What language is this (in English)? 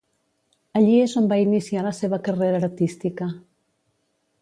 Catalan